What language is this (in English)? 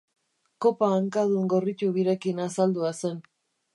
Basque